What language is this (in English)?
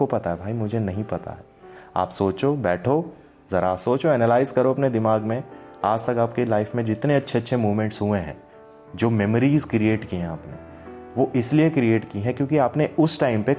Hindi